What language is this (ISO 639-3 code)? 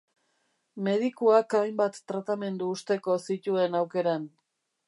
eus